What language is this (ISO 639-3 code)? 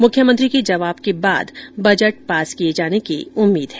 hin